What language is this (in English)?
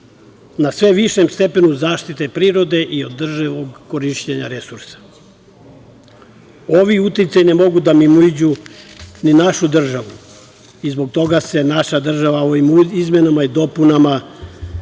Serbian